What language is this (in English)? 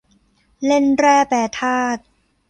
Thai